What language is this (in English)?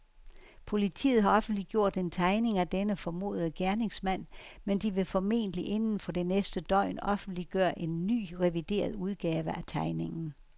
Danish